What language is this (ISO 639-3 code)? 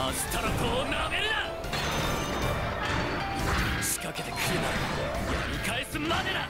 jpn